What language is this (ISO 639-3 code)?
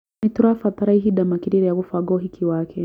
kik